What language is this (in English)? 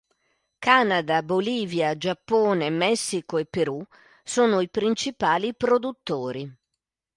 Italian